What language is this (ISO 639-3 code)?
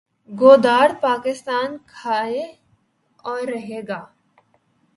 urd